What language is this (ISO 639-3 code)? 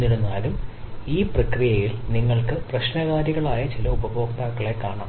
mal